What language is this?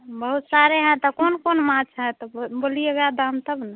Hindi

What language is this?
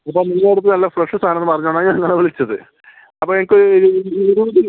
Malayalam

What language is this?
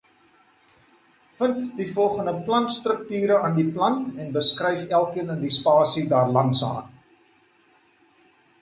Afrikaans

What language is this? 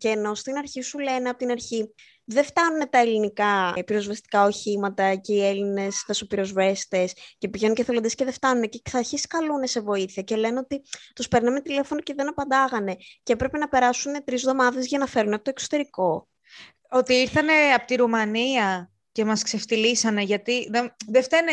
Greek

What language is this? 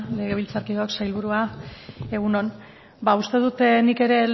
Basque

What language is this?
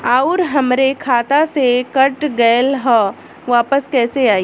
Bhojpuri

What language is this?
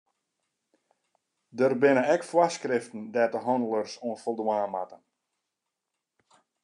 Western Frisian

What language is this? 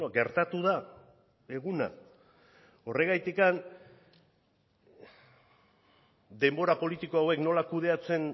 Basque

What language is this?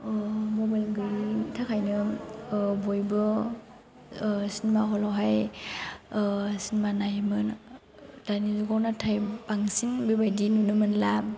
Bodo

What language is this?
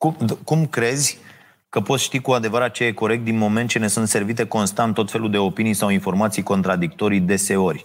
Romanian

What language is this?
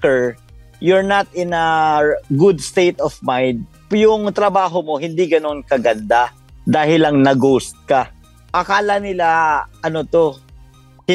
Filipino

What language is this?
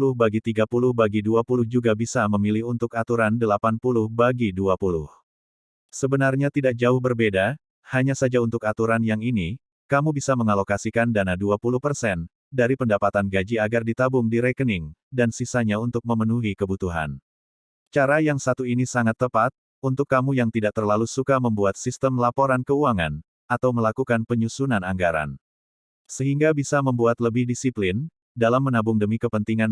Indonesian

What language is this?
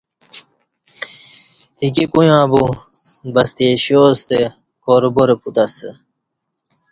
Kati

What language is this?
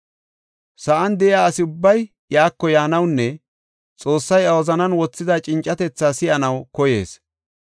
Gofa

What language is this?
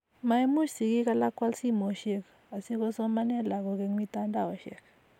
Kalenjin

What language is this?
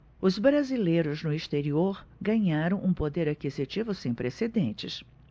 Portuguese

